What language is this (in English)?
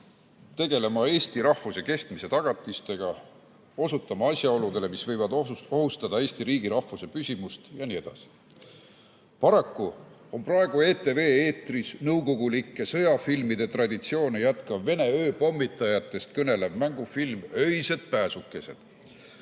Estonian